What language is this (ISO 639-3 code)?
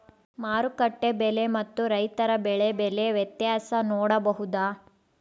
kan